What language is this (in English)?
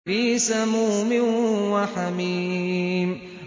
Arabic